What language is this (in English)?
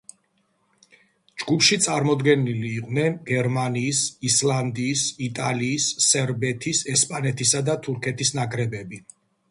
Georgian